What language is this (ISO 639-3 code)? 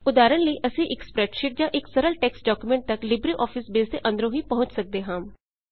pan